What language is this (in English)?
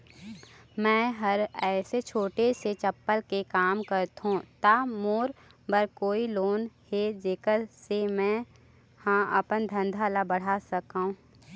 Chhattisgarhi